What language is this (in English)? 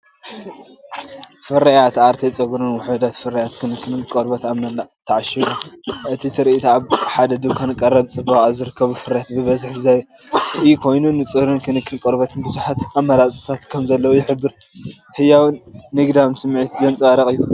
Tigrinya